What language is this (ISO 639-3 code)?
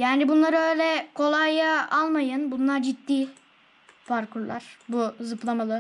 tur